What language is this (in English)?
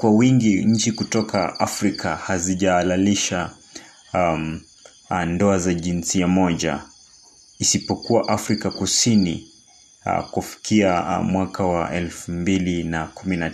Swahili